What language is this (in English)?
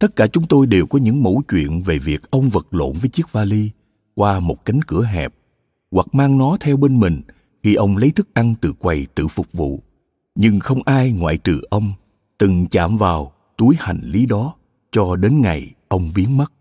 Vietnamese